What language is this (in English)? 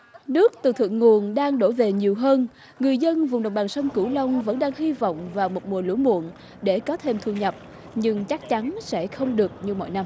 Vietnamese